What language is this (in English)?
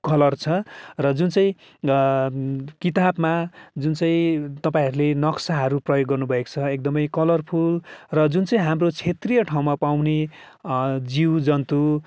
Nepali